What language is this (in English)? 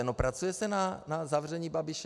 Czech